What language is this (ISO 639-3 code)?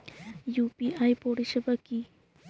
ben